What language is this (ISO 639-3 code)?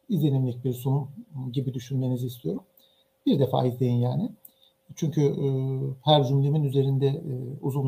tur